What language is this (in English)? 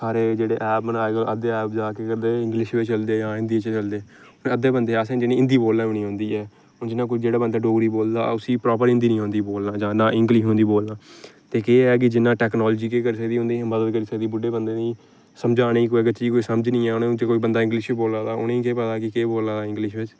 Dogri